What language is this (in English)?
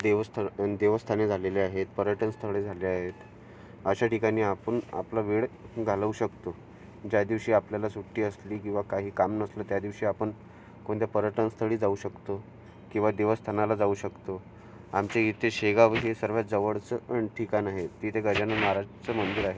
Marathi